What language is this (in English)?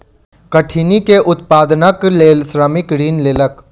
Maithili